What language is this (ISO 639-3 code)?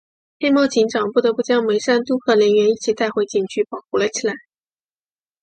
zho